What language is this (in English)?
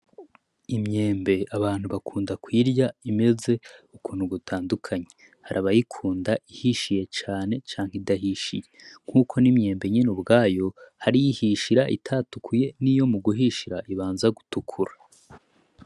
Rundi